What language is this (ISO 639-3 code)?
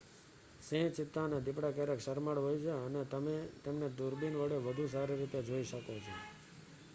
guj